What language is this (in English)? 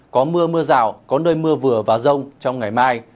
Vietnamese